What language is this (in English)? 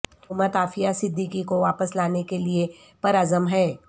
Urdu